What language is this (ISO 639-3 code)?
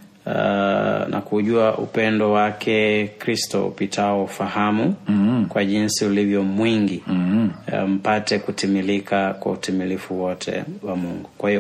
swa